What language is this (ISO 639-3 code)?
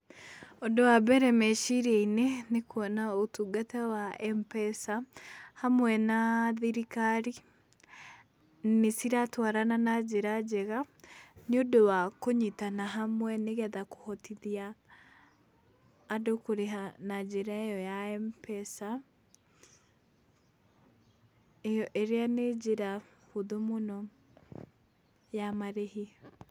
kik